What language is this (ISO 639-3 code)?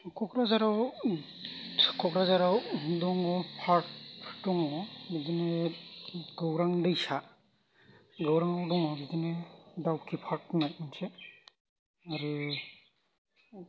brx